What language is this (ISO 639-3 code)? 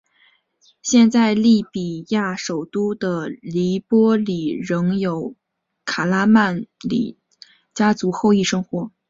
zho